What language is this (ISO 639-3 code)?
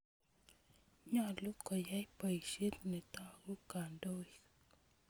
kln